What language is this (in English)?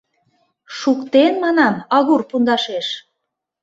Mari